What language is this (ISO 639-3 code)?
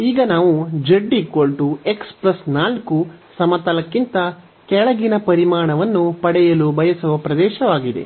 kan